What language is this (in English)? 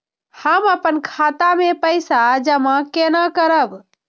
Maithili